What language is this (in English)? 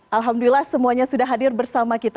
Indonesian